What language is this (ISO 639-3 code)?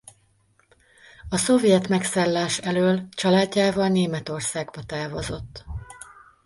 hun